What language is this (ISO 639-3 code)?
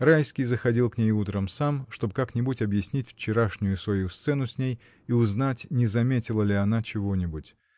rus